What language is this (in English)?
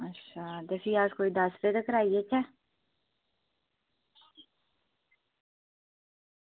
Dogri